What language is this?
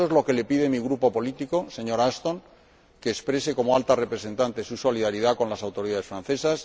Spanish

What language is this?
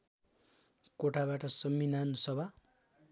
Nepali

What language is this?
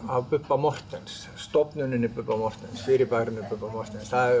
Icelandic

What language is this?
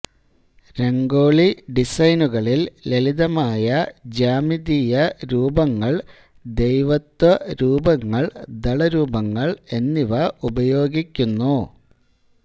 Malayalam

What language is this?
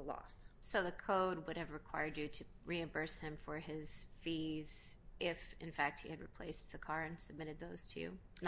English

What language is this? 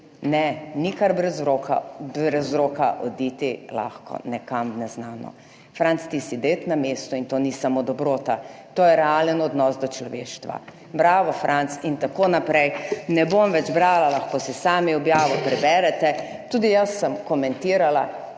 Slovenian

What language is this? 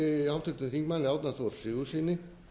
Icelandic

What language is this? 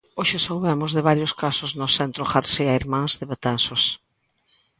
Galician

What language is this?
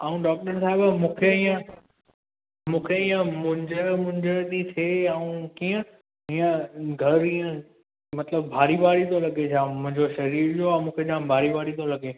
Sindhi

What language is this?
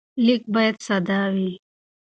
Pashto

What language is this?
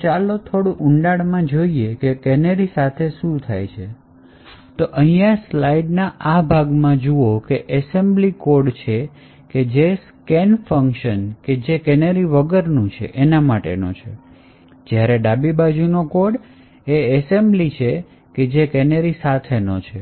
Gujarati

